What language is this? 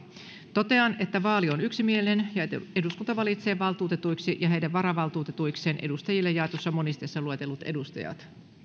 Finnish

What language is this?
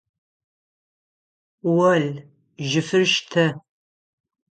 Adyghe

